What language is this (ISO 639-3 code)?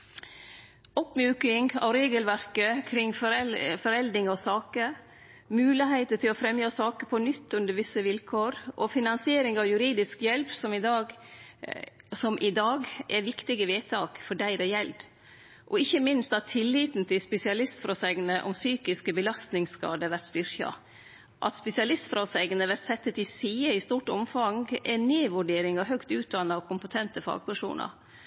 nno